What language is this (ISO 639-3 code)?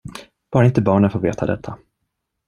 swe